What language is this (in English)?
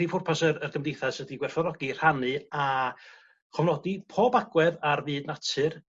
Welsh